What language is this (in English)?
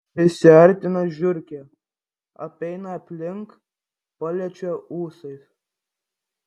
Lithuanian